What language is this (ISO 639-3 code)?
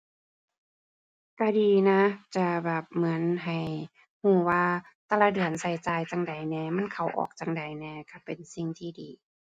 tha